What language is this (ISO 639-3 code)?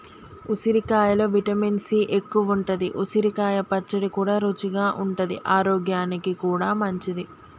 tel